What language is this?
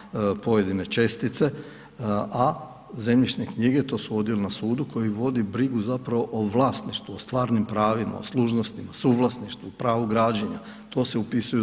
Croatian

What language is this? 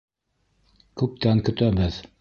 Bashkir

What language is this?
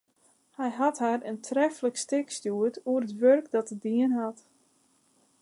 Western Frisian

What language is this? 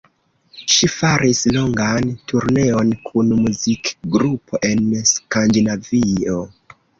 Esperanto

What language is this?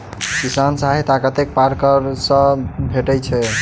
Maithili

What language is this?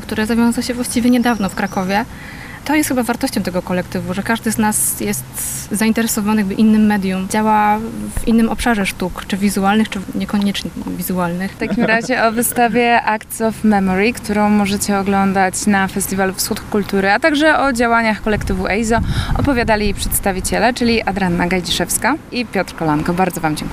Polish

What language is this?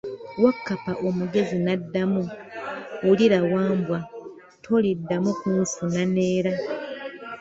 Ganda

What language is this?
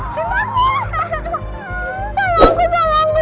Indonesian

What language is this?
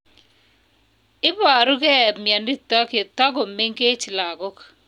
Kalenjin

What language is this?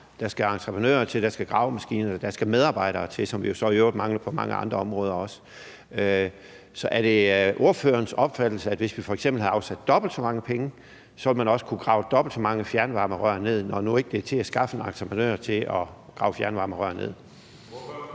Danish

